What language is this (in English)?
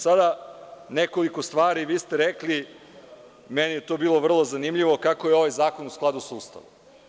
Serbian